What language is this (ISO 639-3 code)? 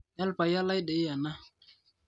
mas